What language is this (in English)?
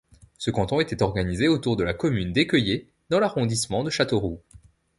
French